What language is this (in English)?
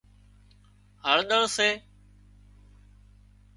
Wadiyara Koli